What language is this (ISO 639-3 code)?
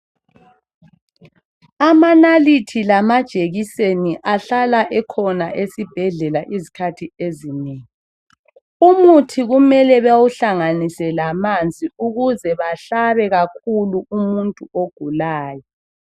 nde